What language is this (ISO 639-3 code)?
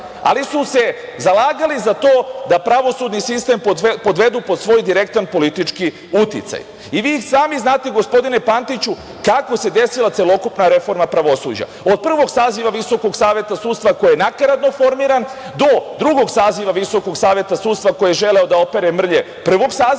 srp